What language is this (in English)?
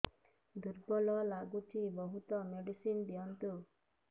Odia